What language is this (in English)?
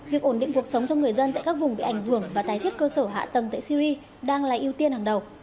Vietnamese